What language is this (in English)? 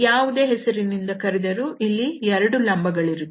Kannada